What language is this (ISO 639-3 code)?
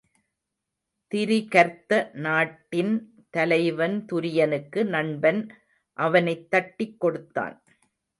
tam